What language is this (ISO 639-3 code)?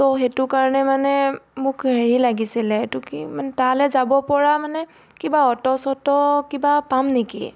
asm